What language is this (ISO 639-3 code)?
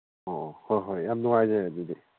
mni